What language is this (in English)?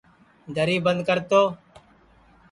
Sansi